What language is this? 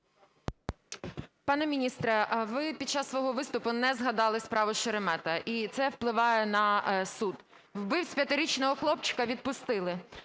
Ukrainian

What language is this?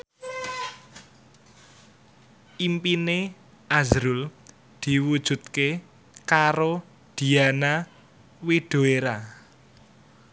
Javanese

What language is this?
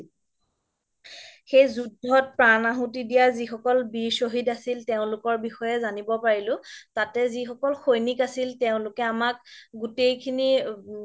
Assamese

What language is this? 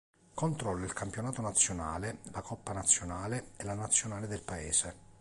Italian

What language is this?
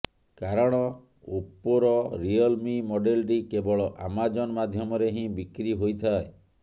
Odia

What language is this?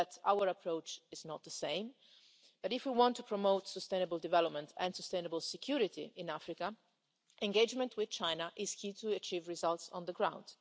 English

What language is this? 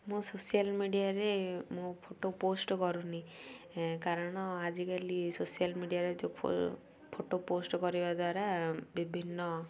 Odia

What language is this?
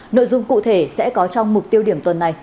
Vietnamese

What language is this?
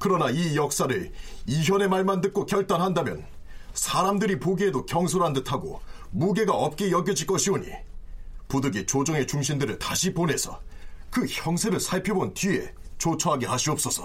Korean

